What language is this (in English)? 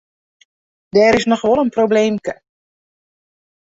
Western Frisian